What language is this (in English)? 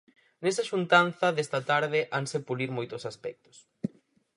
Galician